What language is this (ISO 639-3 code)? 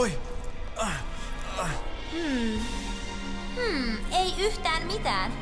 fin